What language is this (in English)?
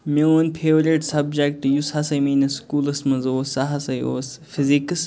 Kashmiri